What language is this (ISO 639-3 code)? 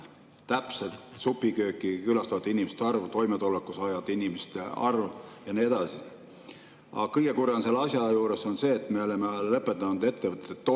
est